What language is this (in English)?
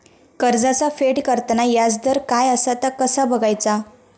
Marathi